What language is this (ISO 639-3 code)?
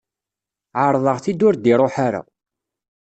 kab